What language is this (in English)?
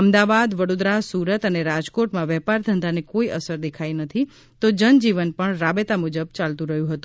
Gujarati